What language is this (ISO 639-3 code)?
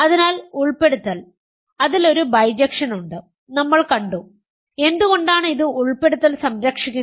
mal